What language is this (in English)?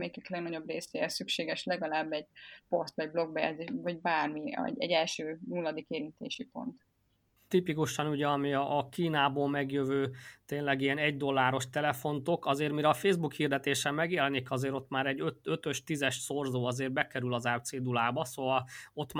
Hungarian